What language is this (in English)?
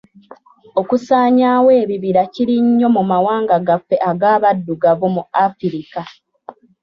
Ganda